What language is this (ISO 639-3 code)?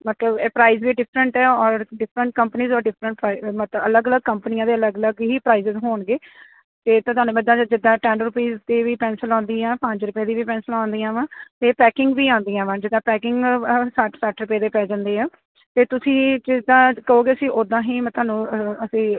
pan